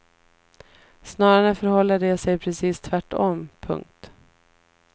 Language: Swedish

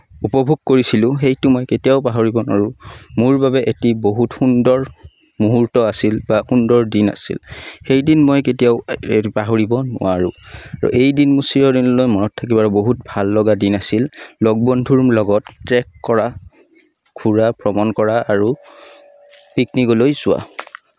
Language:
Assamese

